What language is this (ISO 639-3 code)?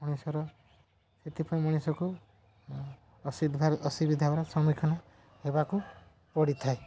ori